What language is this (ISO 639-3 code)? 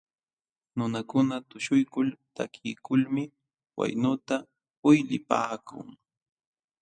qxw